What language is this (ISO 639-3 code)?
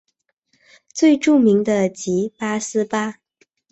zho